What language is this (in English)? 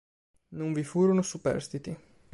Italian